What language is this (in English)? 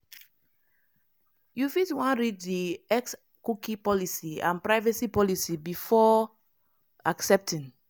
Nigerian Pidgin